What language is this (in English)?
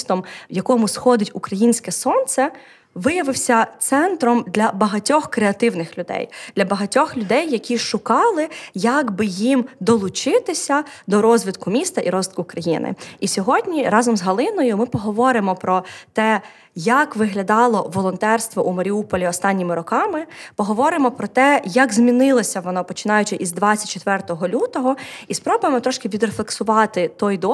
Ukrainian